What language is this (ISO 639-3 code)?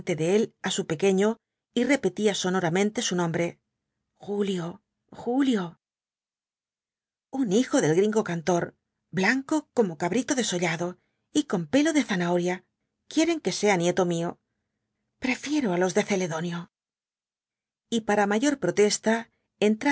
spa